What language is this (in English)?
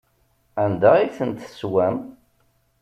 Kabyle